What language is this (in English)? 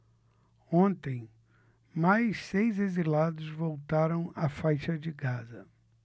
Portuguese